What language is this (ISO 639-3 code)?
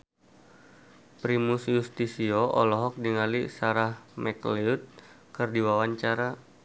sun